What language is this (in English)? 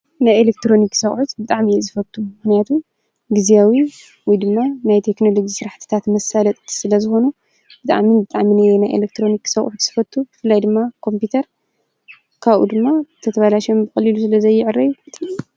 Tigrinya